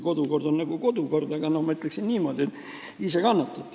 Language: Estonian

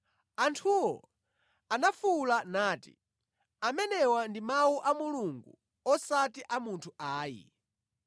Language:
Nyanja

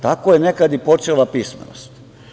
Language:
Serbian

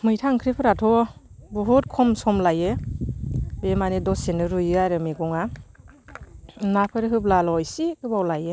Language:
Bodo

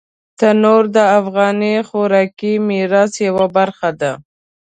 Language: Pashto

